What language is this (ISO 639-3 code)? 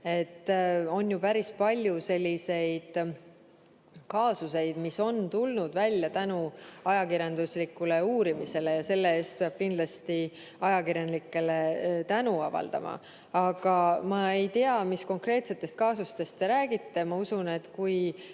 est